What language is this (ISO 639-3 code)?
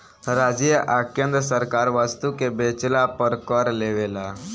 bho